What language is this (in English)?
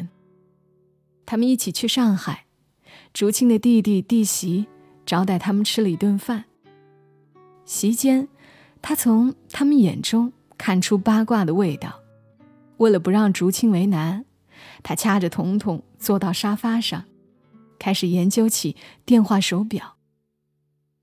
Chinese